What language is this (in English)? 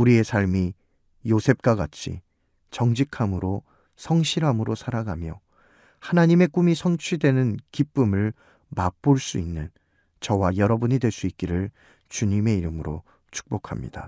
Korean